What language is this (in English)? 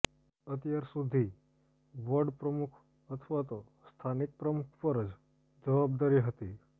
Gujarati